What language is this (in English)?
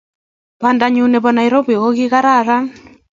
Kalenjin